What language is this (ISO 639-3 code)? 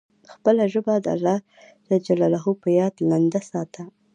pus